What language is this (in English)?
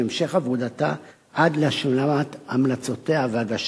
Hebrew